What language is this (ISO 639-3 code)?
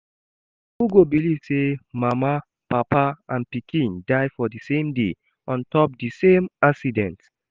pcm